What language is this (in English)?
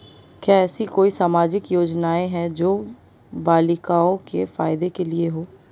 Hindi